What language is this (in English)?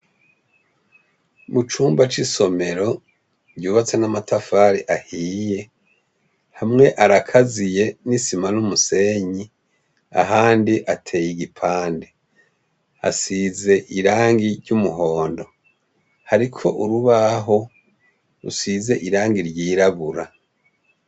Rundi